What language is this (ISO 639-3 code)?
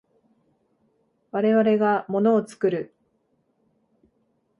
jpn